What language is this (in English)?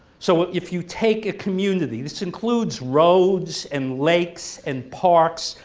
English